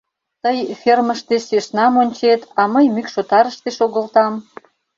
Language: Mari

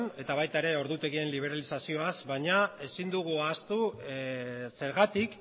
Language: Basque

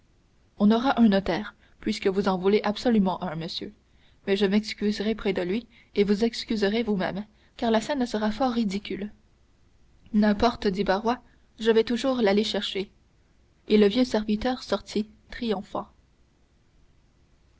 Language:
French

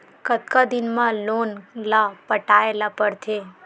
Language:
Chhattisgarhi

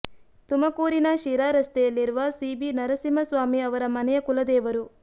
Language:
Kannada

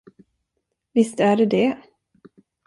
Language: Swedish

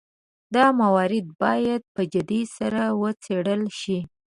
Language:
Pashto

